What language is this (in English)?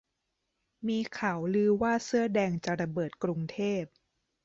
Thai